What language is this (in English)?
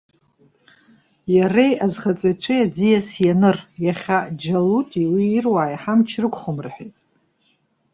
Abkhazian